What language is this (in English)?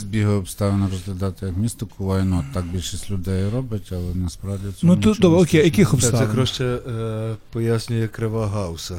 Ukrainian